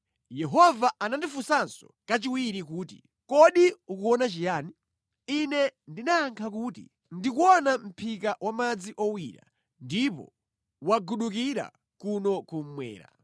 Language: Nyanja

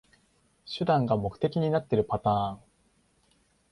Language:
Japanese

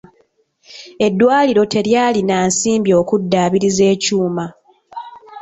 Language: Ganda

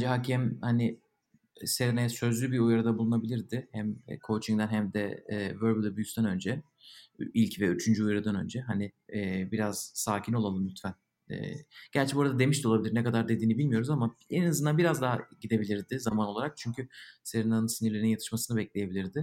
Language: Turkish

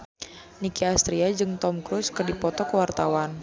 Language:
Sundanese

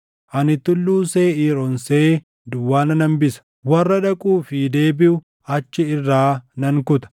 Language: Oromo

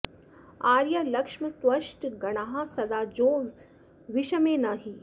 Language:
Sanskrit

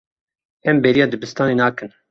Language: Kurdish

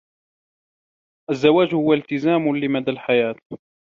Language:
Arabic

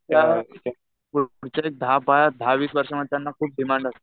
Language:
Marathi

